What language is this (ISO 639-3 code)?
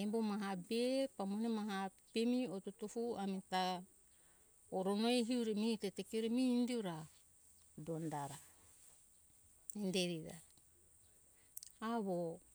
hkk